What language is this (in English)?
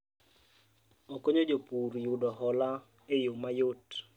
Luo (Kenya and Tanzania)